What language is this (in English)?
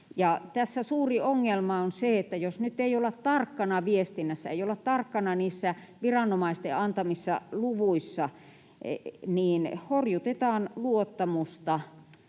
Finnish